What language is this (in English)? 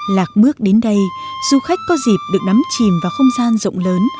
Vietnamese